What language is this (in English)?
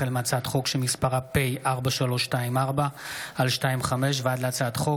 Hebrew